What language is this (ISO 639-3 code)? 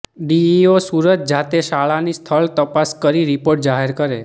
guj